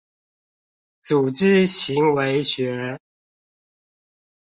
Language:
Chinese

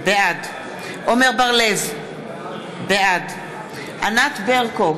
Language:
Hebrew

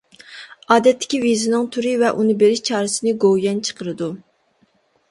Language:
Uyghur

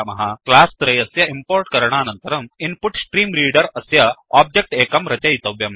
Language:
Sanskrit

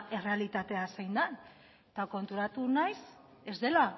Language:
Basque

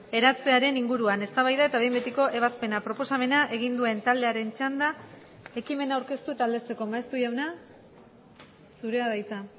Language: Basque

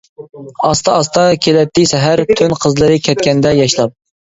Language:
Uyghur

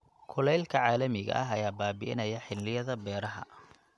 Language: Somali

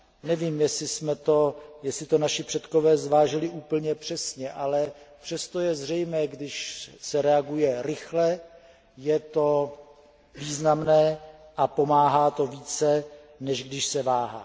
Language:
Czech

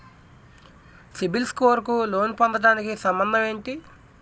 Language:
Telugu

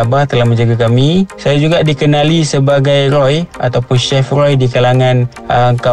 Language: Malay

